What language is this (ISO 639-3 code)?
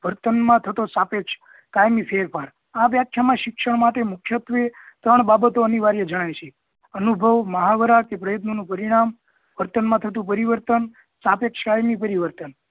guj